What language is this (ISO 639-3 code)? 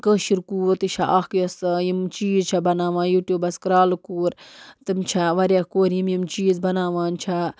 kas